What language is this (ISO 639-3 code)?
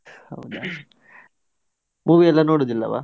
kan